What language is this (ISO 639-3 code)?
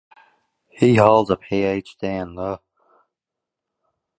eng